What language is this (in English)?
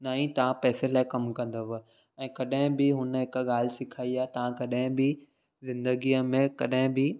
Sindhi